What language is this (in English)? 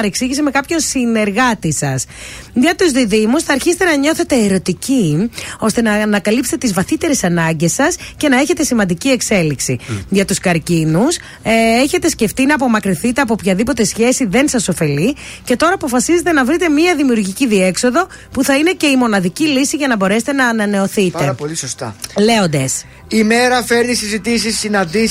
Greek